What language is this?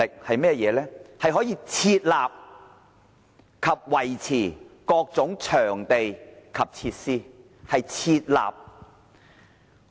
Cantonese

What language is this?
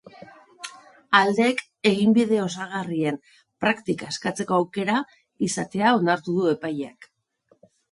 Basque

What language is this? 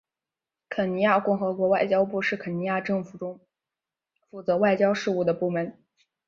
Chinese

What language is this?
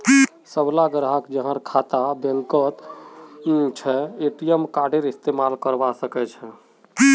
Magahi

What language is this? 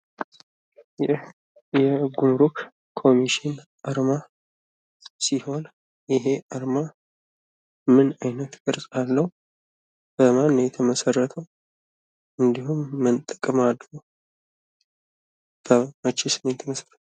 Amharic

